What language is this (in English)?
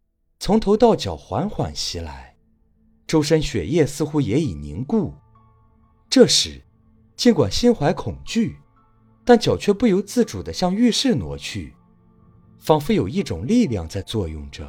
Chinese